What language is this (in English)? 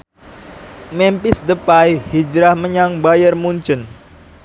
Javanese